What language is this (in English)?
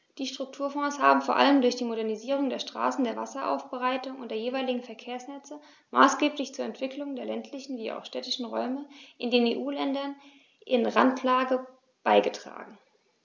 German